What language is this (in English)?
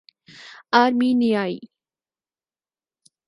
Urdu